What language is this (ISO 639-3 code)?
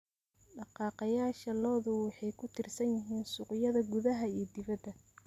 som